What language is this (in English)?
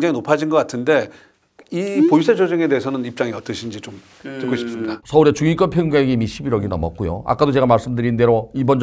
Korean